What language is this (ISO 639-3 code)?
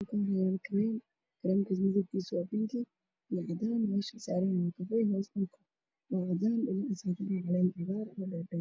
som